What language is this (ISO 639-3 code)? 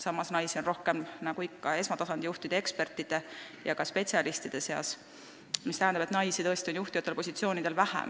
est